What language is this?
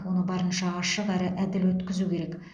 Kazakh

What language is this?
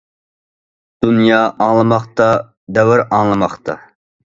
Uyghur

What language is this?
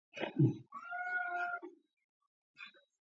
Georgian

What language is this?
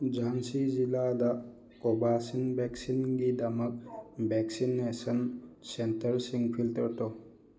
Manipuri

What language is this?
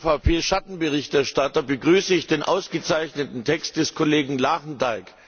German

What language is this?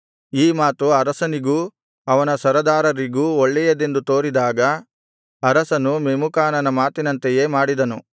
Kannada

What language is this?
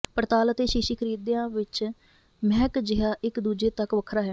Punjabi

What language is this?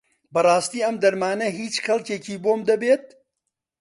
Central Kurdish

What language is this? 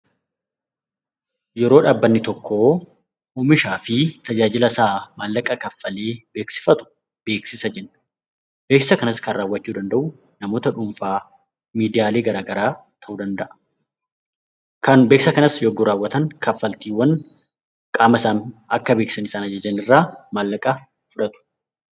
Oromo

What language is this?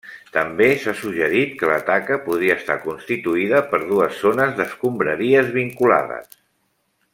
Catalan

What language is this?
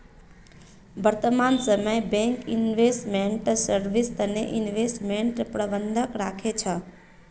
Magahi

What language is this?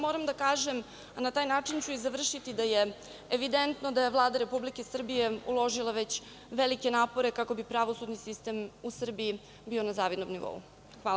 Serbian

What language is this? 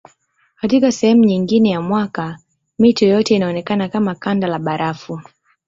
Swahili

